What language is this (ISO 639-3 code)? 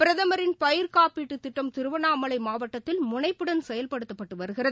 tam